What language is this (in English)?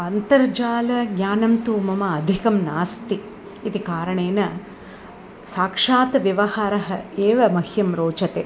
Sanskrit